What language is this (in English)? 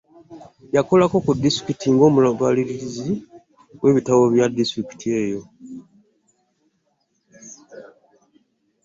Ganda